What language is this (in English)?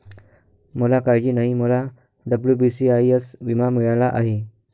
Marathi